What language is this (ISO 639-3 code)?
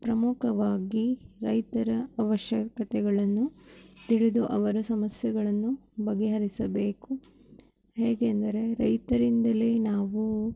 kan